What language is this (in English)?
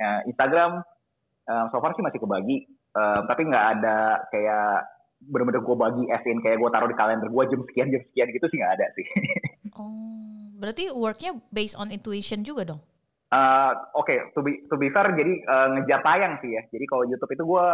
Indonesian